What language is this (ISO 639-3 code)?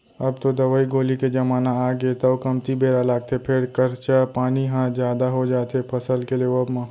hne